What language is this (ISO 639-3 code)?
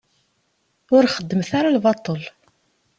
kab